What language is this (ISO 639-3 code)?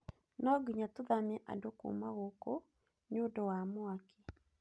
kik